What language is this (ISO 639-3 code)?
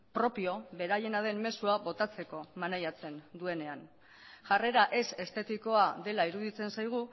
eus